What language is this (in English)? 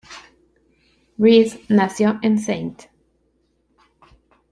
Spanish